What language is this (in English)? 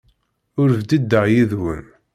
Kabyle